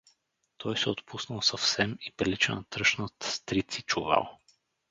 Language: Bulgarian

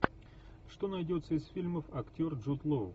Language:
Russian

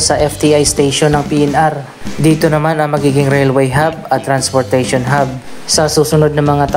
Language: Filipino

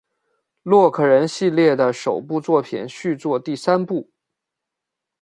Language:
Chinese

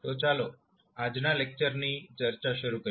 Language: Gujarati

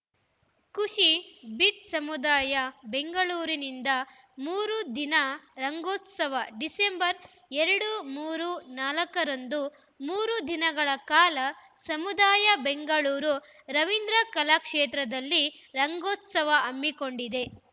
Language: Kannada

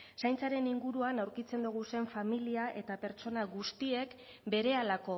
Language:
Basque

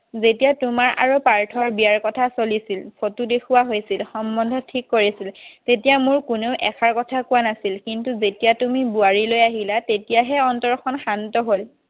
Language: Assamese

